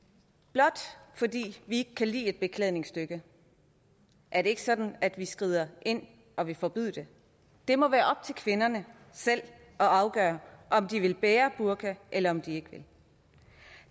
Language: Danish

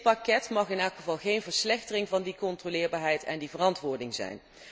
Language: Dutch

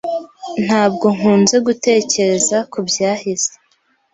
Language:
Kinyarwanda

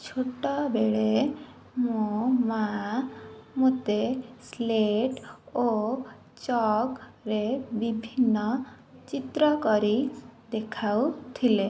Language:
Odia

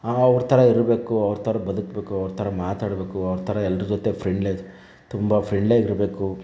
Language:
Kannada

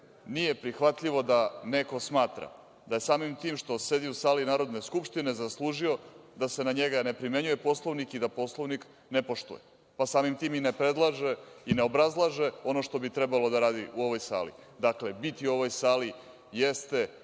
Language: Serbian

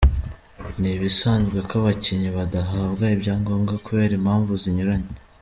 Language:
Kinyarwanda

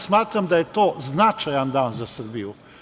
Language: Serbian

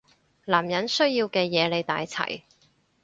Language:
Cantonese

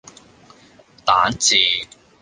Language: Cantonese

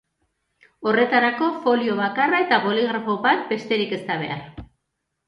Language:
Basque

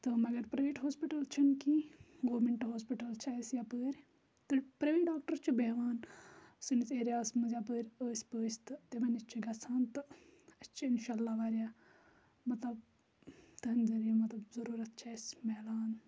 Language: Kashmiri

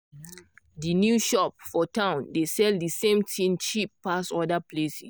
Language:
Nigerian Pidgin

